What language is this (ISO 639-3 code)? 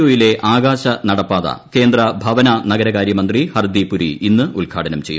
mal